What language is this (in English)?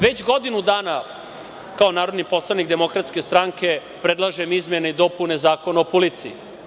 Serbian